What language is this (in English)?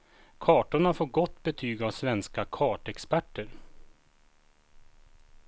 Swedish